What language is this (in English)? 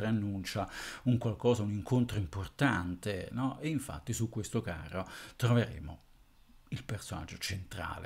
Italian